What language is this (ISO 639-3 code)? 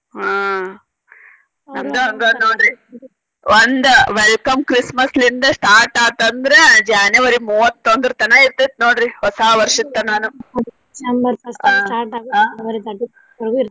kan